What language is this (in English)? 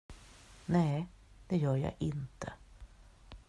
Swedish